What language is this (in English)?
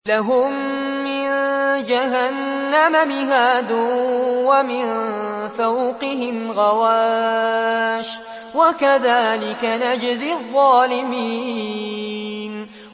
Arabic